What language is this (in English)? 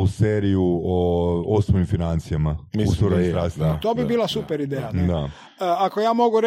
Croatian